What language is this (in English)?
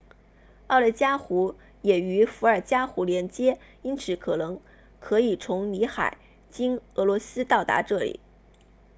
Chinese